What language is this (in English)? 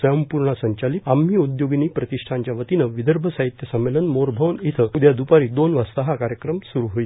Marathi